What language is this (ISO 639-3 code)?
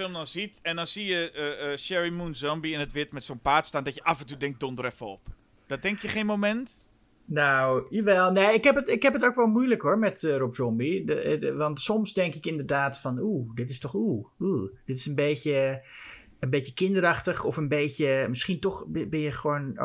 nld